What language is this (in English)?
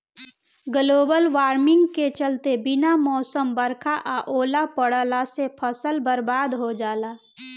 Bhojpuri